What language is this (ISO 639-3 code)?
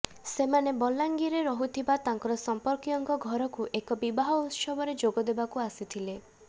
ori